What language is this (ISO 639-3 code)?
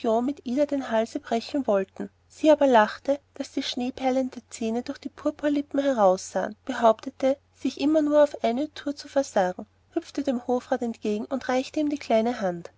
deu